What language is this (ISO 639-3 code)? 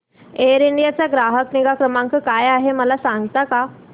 mar